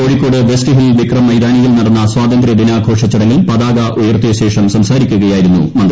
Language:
Malayalam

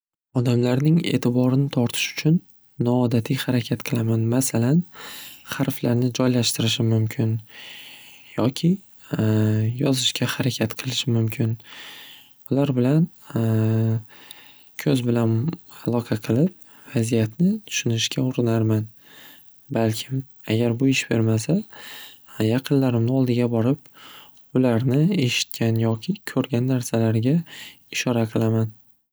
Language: Uzbek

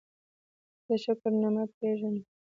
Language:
Pashto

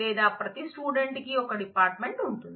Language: Telugu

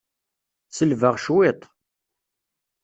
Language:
Kabyle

